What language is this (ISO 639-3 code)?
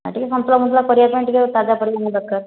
ori